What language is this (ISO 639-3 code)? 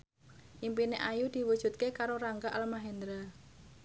jav